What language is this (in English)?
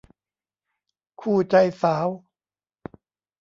Thai